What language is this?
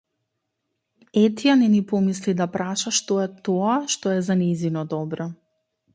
Macedonian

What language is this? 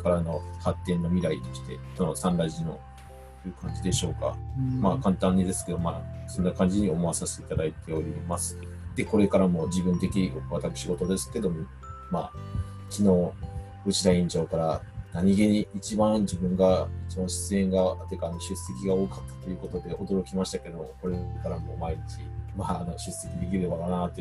Japanese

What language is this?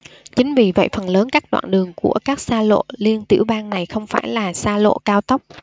Vietnamese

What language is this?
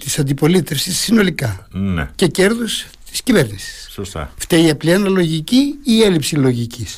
Greek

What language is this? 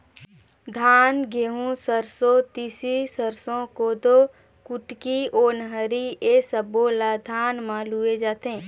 Chhattisgarhi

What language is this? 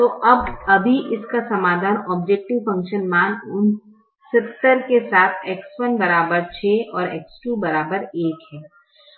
Hindi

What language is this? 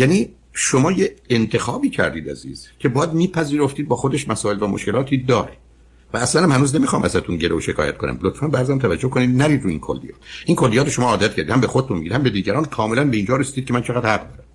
Persian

